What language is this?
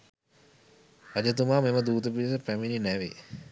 Sinhala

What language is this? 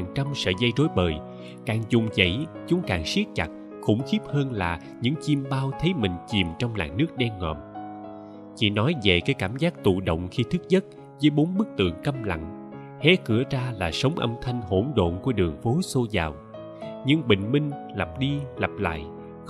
Vietnamese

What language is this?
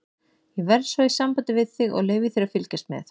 Icelandic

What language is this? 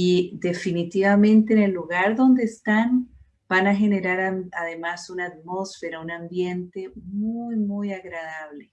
Spanish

